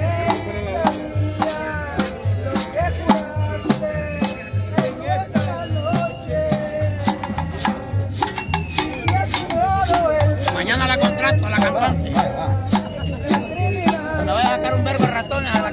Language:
Spanish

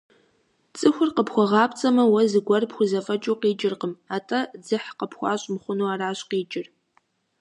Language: Kabardian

